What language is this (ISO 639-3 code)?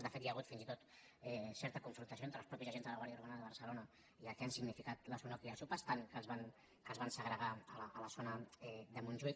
cat